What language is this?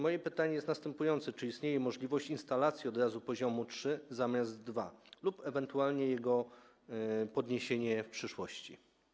Polish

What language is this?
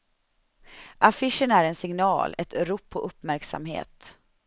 Swedish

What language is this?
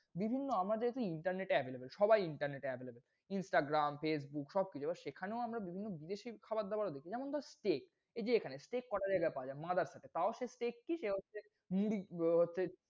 Bangla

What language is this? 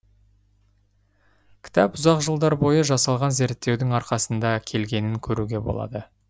Kazakh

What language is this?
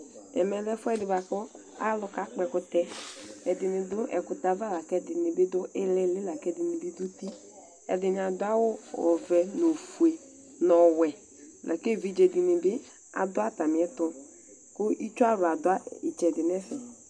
Ikposo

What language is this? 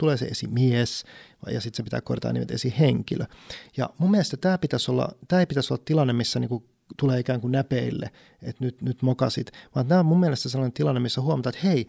Finnish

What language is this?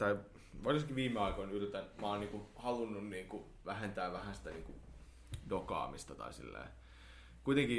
Finnish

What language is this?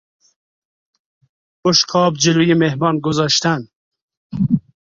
Persian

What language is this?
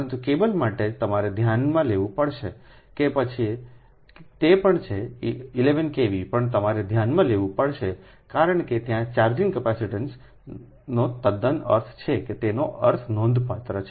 Gujarati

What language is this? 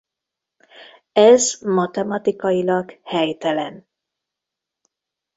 Hungarian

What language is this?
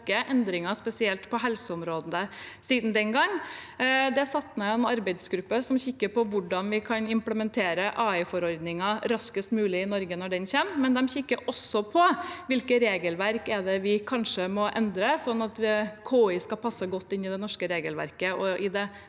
Norwegian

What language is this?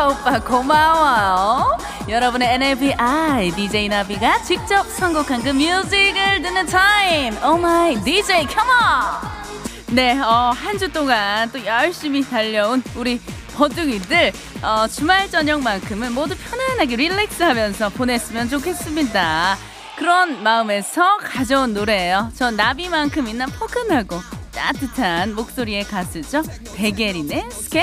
Korean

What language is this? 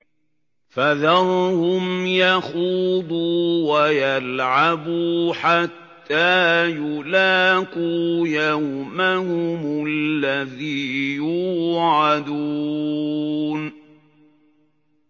Arabic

